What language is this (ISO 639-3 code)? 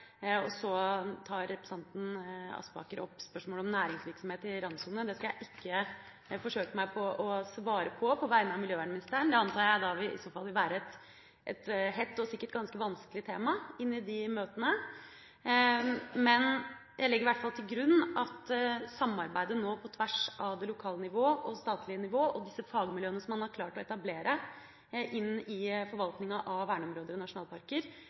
nob